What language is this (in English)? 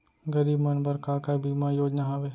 Chhattisgarhi